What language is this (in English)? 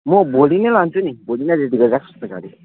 Nepali